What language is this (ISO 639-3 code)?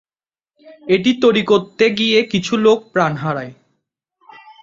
ben